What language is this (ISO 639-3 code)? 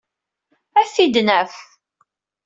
kab